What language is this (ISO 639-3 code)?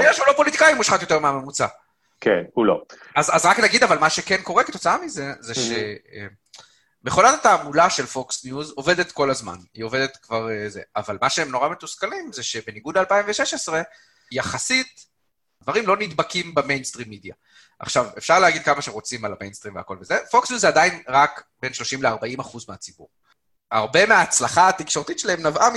heb